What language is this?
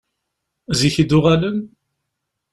Kabyle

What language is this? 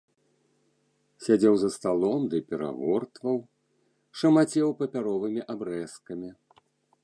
Belarusian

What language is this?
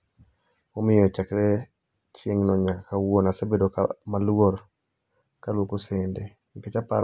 Luo (Kenya and Tanzania)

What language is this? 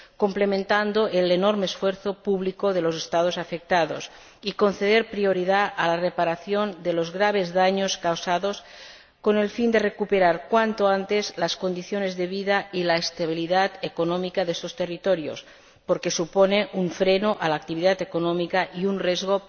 Spanish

